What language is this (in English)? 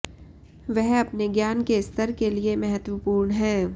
Hindi